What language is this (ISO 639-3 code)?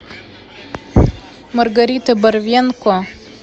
rus